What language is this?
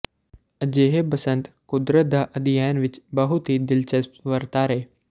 Punjabi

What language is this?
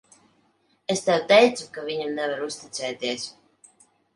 Latvian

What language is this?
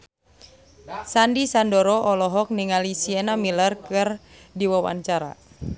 Sundanese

